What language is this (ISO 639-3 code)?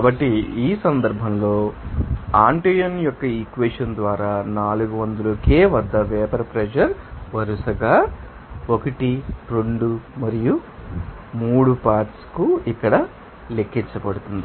tel